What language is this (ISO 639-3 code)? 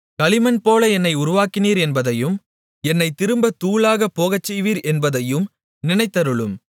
tam